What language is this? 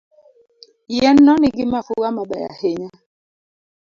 Luo (Kenya and Tanzania)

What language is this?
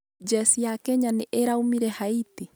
Kikuyu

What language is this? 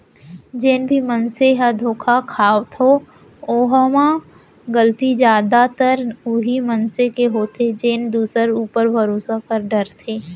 Chhattisgarhi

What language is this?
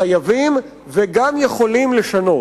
Hebrew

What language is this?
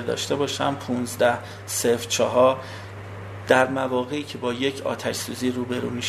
Persian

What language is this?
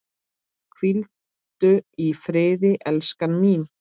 Icelandic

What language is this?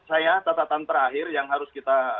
Indonesian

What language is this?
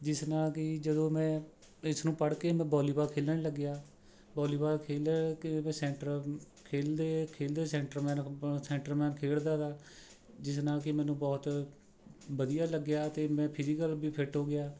Punjabi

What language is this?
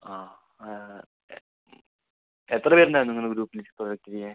Malayalam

